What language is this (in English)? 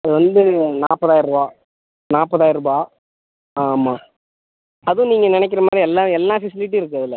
Tamil